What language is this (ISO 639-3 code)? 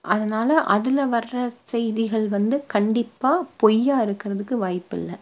tam